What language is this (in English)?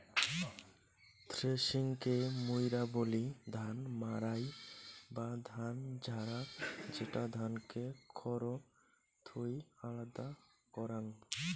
Bangla